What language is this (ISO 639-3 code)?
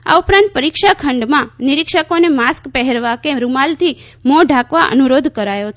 guj